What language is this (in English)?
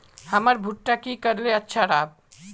Magahi